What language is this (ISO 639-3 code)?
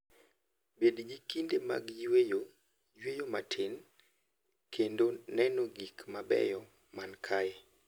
luo